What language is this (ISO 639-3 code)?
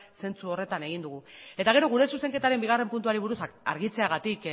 eus